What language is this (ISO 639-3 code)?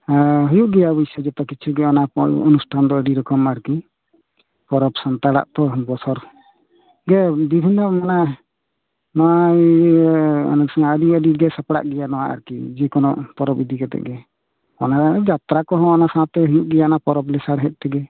sat